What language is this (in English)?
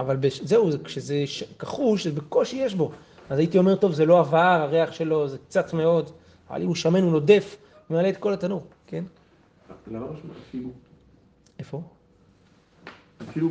Hebrew